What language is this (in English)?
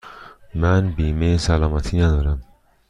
Persian